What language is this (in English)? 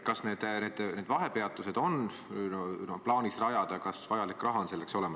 Estonian